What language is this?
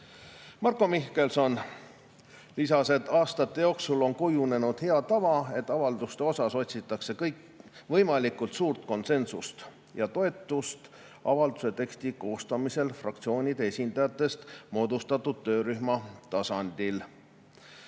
Estonian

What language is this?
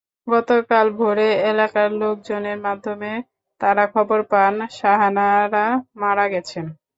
Bangla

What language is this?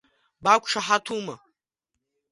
Abkhazian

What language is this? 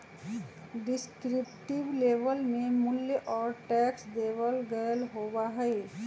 Magahi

